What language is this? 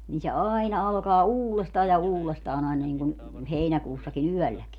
Finnish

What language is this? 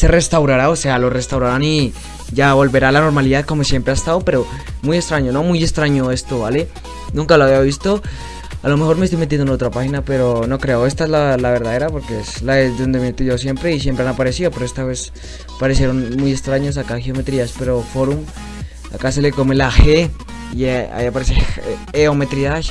Spanish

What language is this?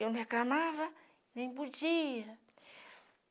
Portuguese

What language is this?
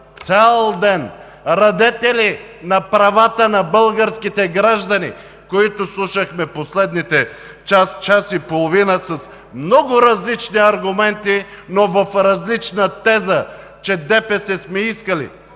Bulgarian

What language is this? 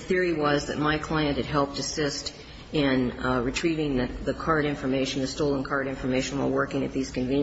English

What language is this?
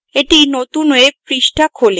Bangla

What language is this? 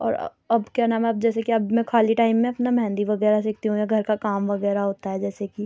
Urdu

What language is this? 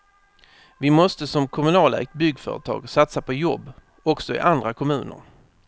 Swedish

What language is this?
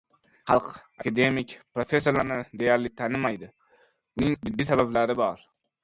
Uzbek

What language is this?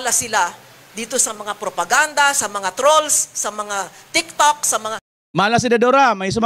Filipino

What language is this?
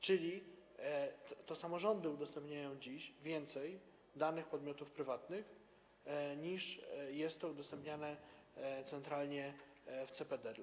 Polish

